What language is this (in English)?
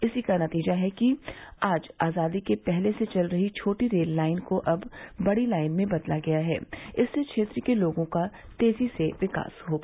Hindi